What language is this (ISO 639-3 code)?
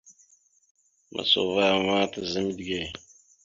mxu